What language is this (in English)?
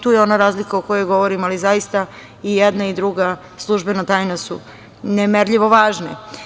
Serbian